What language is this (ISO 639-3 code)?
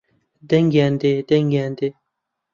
ckb